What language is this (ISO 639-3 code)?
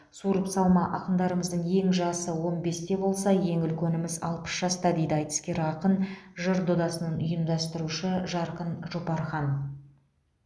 kaz